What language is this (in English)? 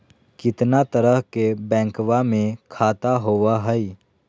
Magahi